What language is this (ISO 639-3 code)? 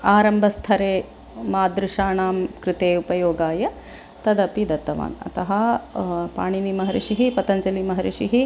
san